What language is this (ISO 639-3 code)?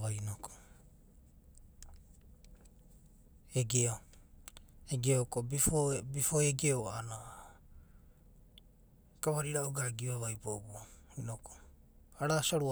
kbt